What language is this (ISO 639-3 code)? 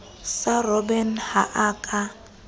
sot